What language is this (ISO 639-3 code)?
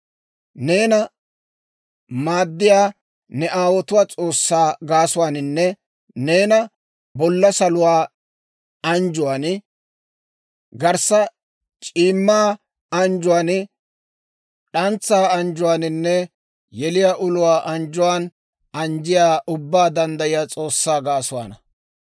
dwr